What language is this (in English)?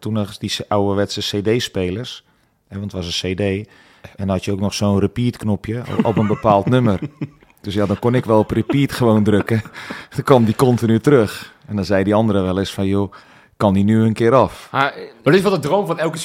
Dutch